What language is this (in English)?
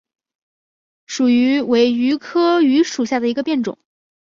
Chinese